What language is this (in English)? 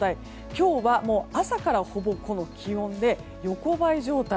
Japanese